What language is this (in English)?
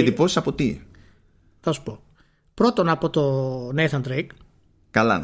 Greek